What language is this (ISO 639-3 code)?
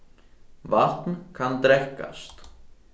fao